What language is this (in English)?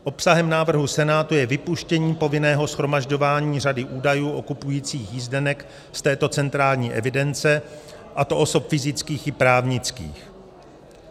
Czech